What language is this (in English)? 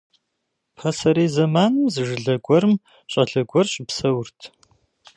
Kabardian